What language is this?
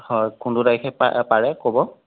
Assamese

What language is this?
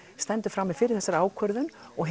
Icelandic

